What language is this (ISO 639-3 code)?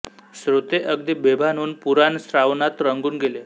mar